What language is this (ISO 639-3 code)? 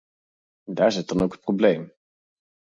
nld